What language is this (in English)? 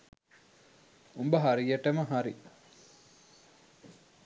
Sinhala